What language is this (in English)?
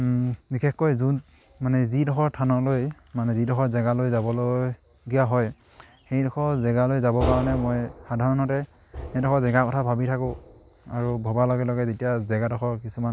Assamese